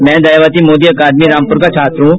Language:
Hindi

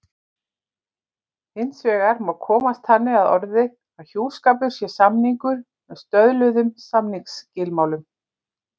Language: Icelandic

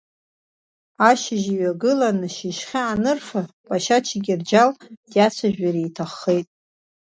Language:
Abkhazian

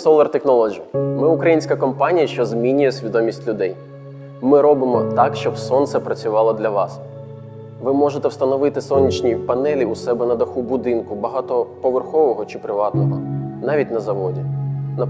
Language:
Ukrainian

